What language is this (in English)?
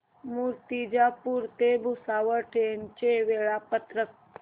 Marathi